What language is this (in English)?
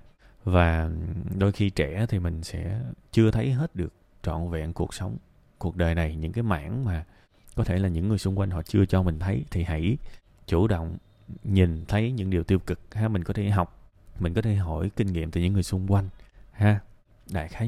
Vietnamese